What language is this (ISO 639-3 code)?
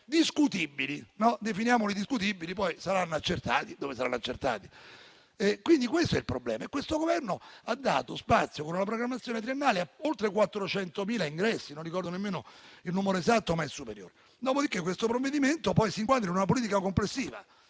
ita